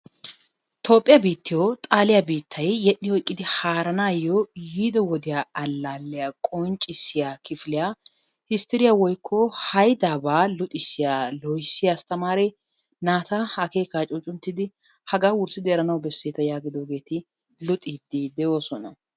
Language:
Wolaytta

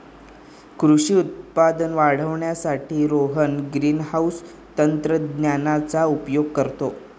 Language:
Marathi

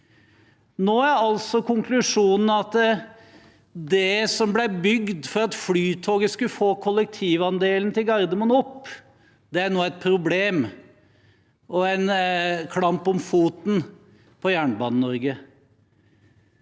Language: Norwegian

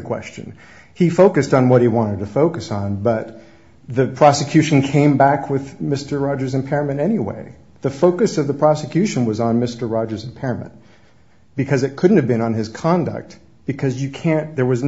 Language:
English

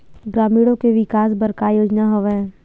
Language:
Chhattisgarhi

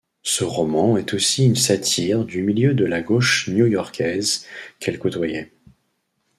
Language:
French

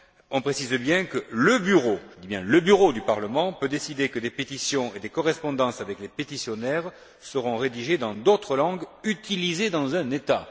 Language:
French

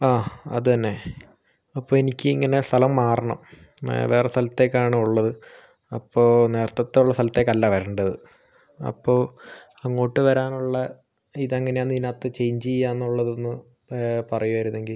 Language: Malayalam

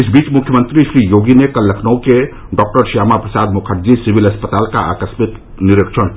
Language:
Hindi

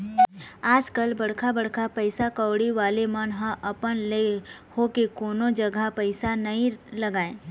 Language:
Chhattisgarhi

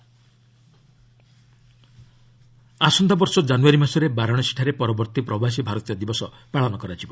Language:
Odia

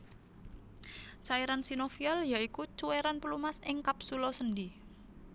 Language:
Javanese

